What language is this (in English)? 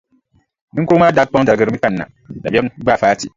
Dagbani